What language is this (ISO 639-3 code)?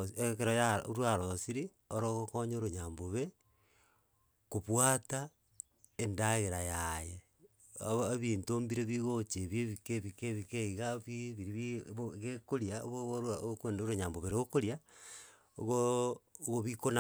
guz